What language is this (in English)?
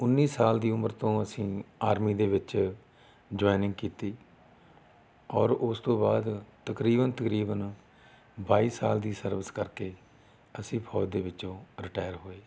Punjabi